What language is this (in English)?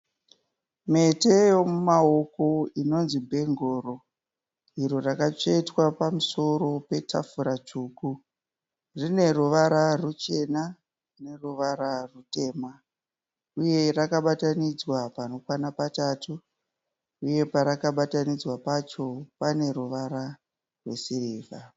Shona